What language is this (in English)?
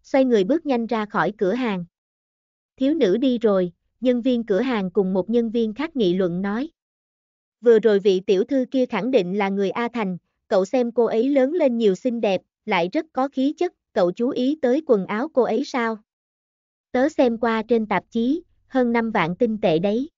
Vietnamese